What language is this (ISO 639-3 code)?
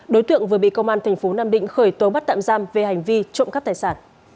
vie